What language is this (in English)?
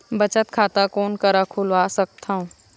Chhattisgarhi